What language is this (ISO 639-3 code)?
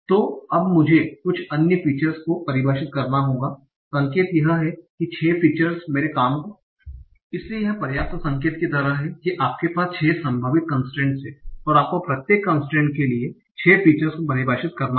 hin